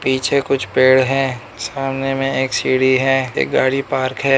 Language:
Hindi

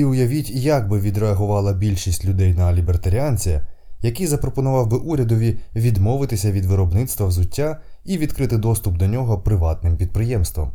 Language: Ukrainian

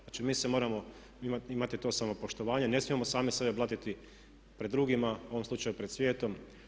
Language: Croatian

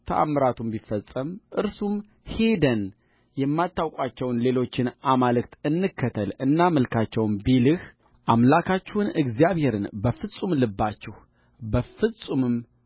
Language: Amharic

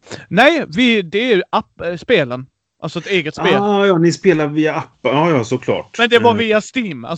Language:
Swedish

